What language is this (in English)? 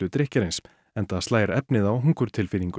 Icelandic